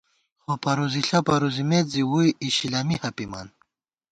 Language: Gawar-Bati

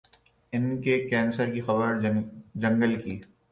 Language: Urdu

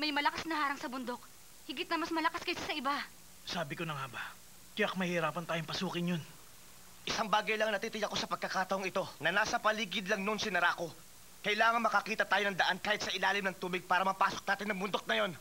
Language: Filipino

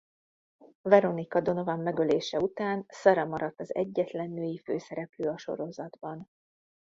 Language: Hungarian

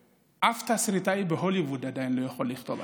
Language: Hebrew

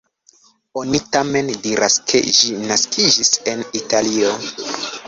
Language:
Esperanto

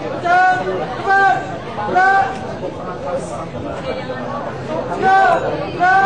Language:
Indonesian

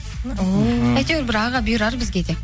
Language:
Kazakh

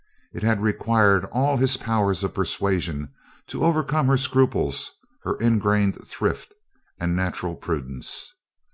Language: English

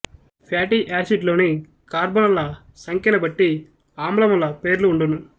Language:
Telugu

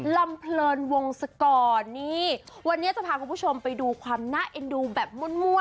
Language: Thai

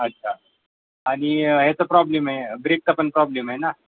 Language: Marathi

